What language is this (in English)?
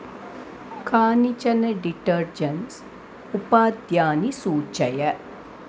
Sanskrit